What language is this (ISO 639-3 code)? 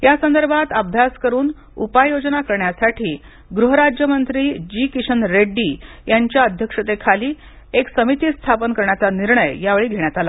mar